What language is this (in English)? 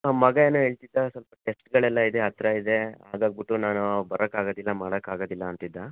Kannada